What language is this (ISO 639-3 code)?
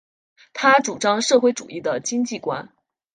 zho